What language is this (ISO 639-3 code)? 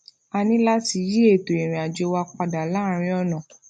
yor